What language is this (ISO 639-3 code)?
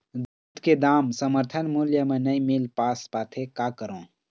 hne